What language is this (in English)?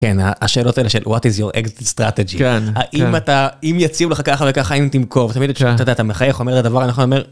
Hebrew